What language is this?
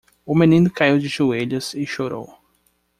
Portuguese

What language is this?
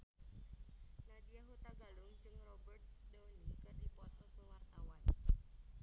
Sundanese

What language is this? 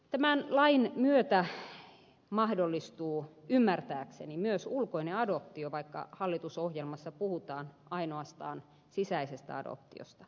Finnish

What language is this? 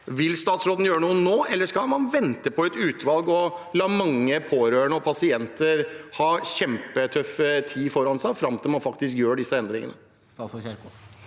Norwegian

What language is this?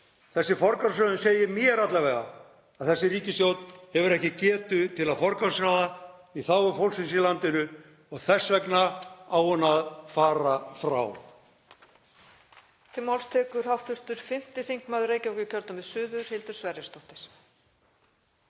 Icelandic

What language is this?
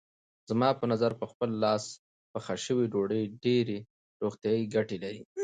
Pashto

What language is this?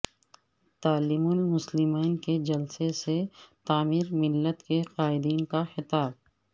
Urdu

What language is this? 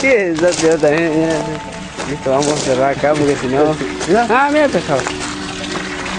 Spanish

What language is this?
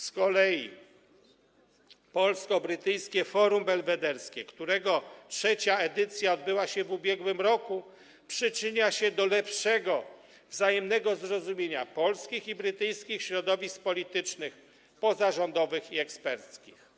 Polish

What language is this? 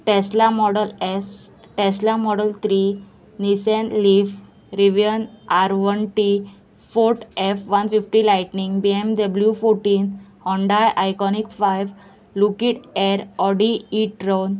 Konkani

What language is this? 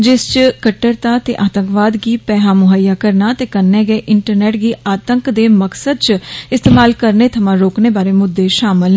Dogri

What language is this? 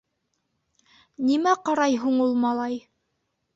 Bashkir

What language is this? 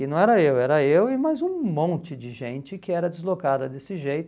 Portuguese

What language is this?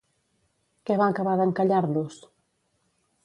Catalan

